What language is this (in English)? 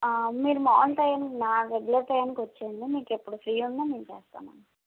Telugu